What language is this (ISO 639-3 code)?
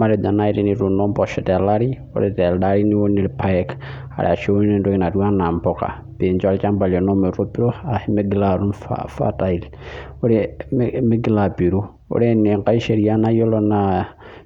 mas